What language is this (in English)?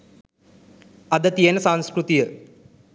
Sinhala